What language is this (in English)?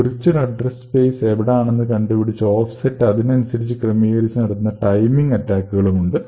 Malayalam